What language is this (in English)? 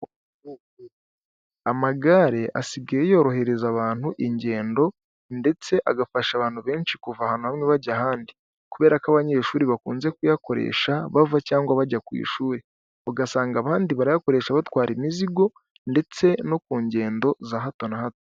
Kinyarwanda